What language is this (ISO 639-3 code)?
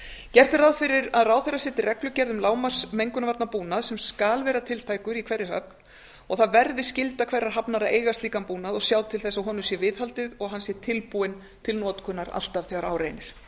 isl